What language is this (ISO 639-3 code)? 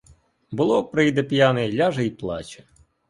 ukr